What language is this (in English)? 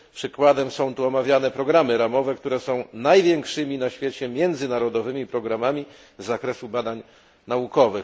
Polish